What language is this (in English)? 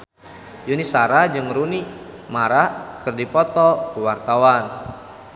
Sundanese